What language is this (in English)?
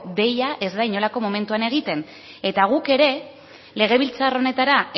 Basque